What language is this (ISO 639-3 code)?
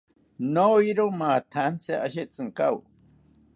cpy